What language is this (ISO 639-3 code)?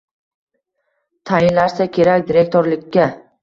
uzb